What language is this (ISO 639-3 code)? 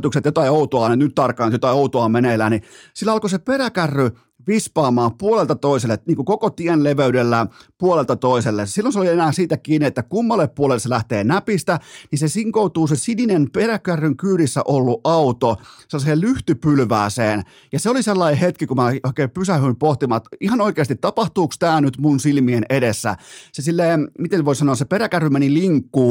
fin